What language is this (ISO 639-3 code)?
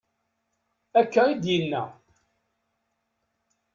kab